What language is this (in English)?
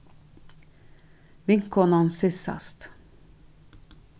Faroese